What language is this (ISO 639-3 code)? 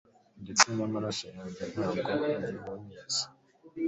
kin